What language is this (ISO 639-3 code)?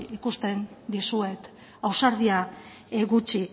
eus